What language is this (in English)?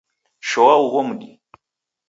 Taita